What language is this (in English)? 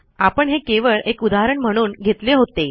Marathi